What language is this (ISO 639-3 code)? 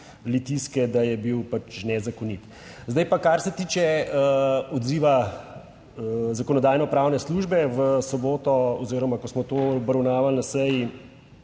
slv